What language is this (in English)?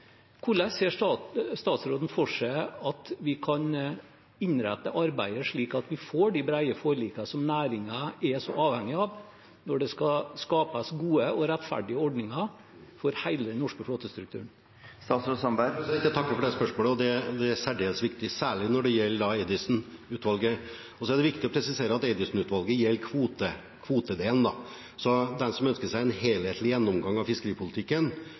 Norwegian Bokmål